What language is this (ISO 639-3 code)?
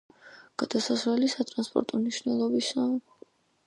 kat